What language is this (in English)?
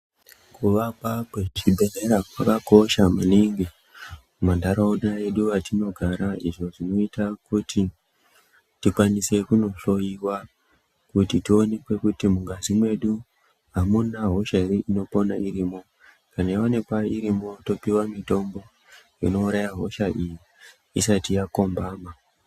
Ndau